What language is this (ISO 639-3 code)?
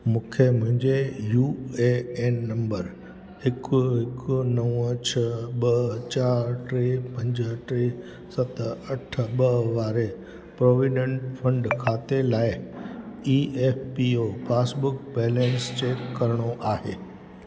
snd